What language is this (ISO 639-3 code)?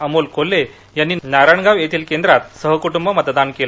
mar